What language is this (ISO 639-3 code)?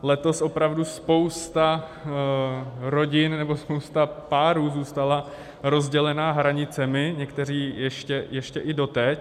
ces